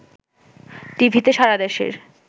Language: Bangla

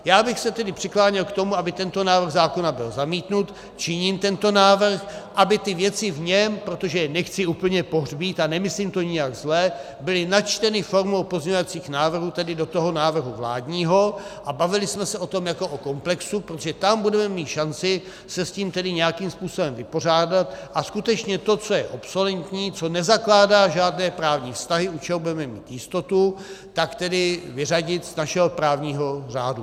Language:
Czech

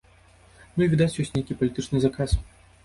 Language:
Belarusian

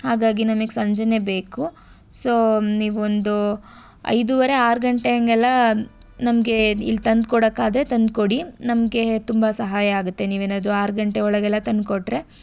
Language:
Kannada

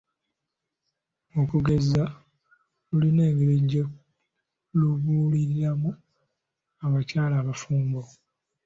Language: Ganda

